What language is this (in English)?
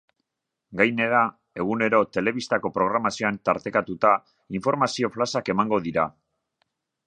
Basque